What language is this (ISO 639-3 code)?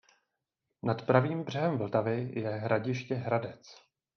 ces